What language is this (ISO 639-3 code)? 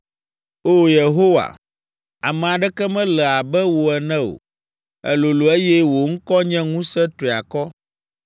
ewe